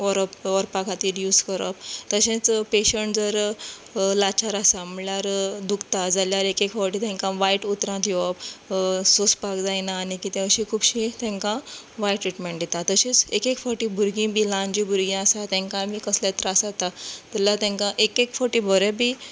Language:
Konkani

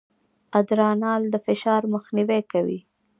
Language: Pashto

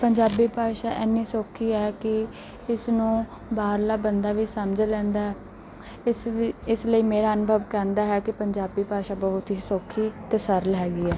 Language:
Punjabi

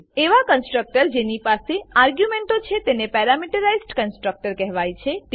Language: Gujarati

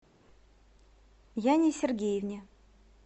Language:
Russian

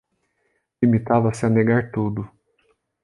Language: Portuguese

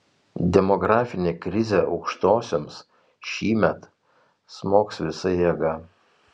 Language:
Lithuanian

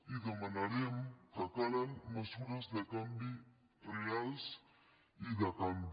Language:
Catalan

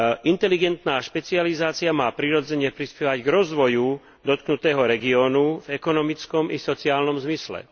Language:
Slovak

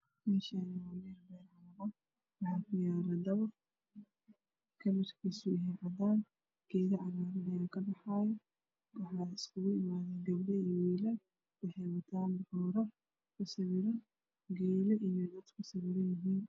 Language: Somali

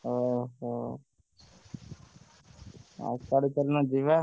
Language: Odia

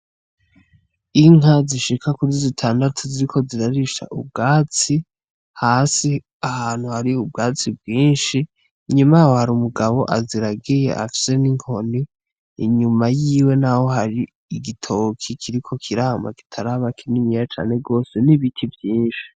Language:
Rundi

